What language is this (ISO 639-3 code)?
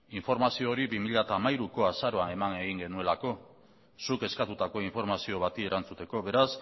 eus